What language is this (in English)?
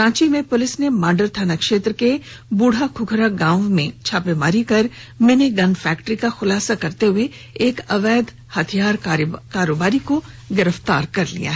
Hindi